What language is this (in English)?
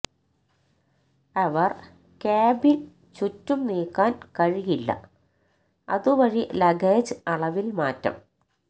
Malayalam